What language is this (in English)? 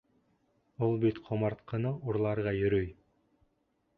Bashkir